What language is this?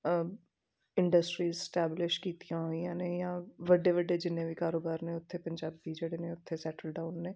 Punjabi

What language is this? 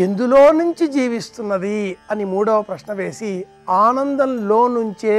Romanian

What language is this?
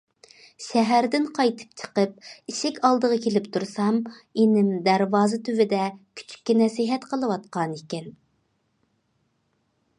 Uyghur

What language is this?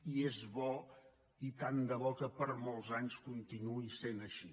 Catalan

